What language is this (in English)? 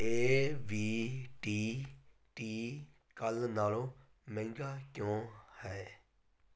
Punjabi